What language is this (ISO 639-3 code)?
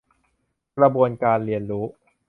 tha